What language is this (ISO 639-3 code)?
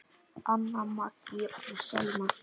isl